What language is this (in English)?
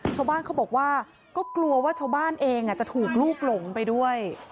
Thai